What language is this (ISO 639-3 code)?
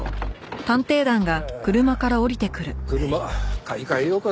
jpn